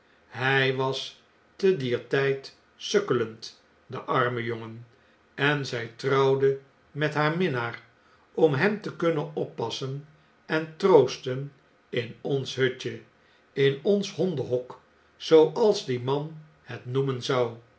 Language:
Dutch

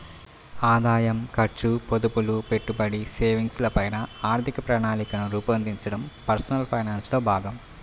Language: Telugu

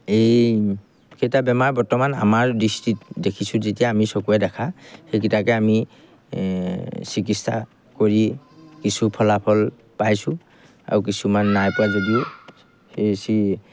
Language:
Assamese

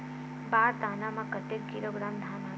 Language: Chhattisgarhi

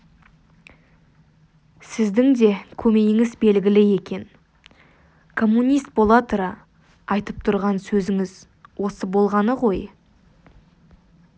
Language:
Kazakh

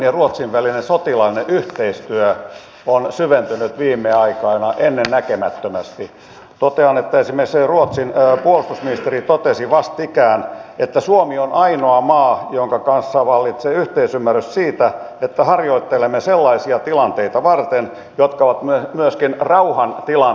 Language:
Finnish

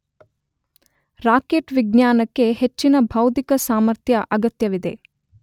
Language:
Kannada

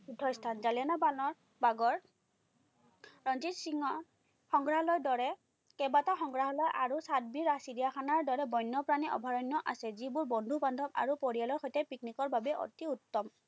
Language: Assamese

